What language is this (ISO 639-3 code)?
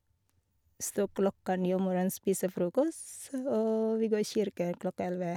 nor